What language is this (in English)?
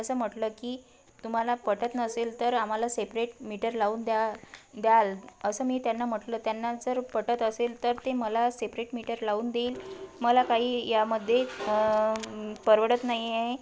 Marathi